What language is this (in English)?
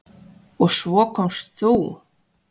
Icelandic